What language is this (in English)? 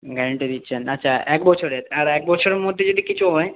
Bangla